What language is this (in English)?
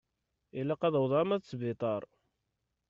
Kabyle